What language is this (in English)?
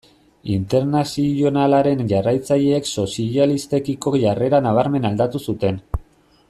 Basque